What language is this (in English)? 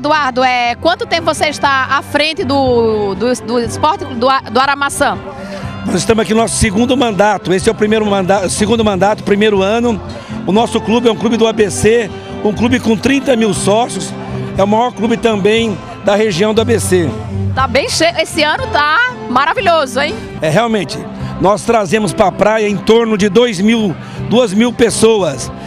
Portuguese